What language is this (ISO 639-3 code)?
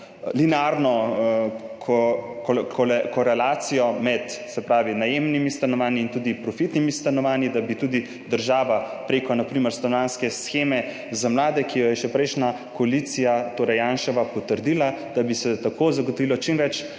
slv